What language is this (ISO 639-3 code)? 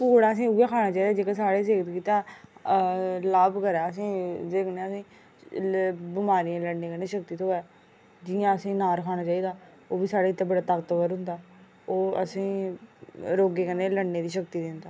doi